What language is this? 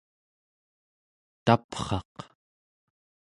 Central Yupik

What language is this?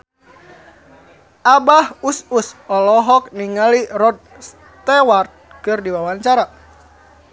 Sundanese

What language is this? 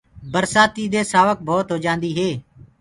Gurgula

